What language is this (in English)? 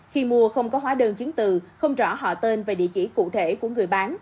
Vietnamese